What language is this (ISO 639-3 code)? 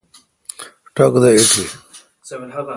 xka